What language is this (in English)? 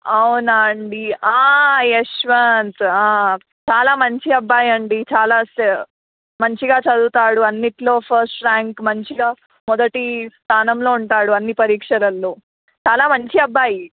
Telugu